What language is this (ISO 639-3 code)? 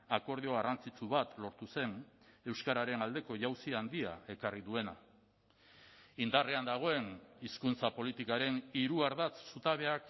eus